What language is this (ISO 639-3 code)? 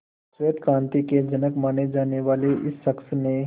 hin